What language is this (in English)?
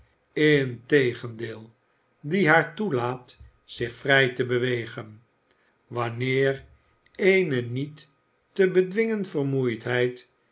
Dutch